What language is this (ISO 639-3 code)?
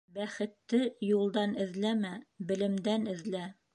bak